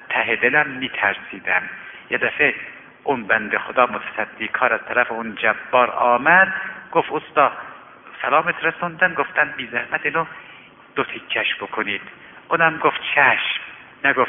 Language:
Persian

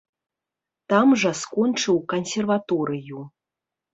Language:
Belarusian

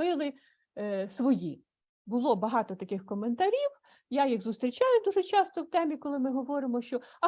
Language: Ukrainian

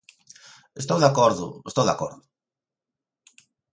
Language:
Galician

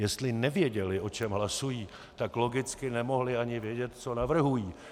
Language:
Czech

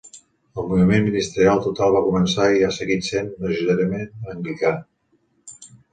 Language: Catalan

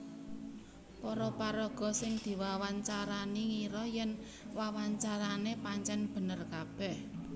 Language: Javanese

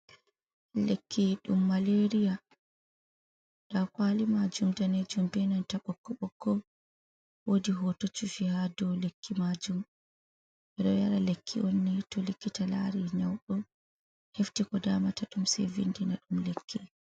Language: Fula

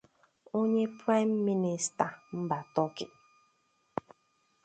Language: Igbo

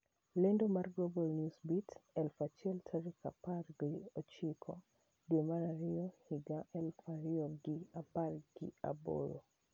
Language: Luo (Kenya and Tanzania)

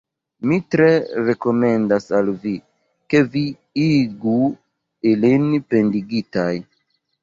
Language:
Esperanto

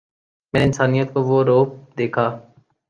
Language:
Urdu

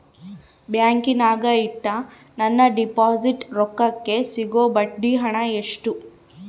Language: Kannada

